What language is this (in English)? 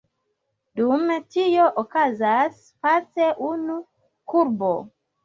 Esperanto